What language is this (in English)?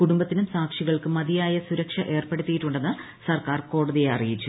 Malayalam